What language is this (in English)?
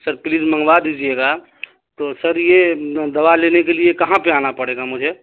Urdu